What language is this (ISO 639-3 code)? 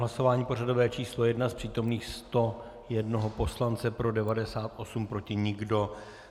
ces